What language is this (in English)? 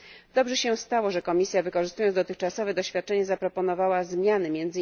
Polish